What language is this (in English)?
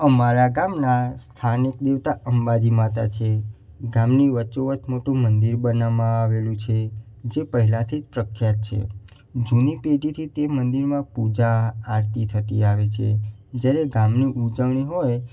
Gujarati